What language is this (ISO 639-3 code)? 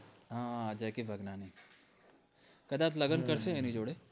guj